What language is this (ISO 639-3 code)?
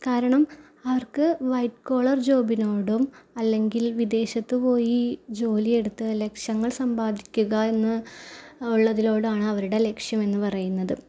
mal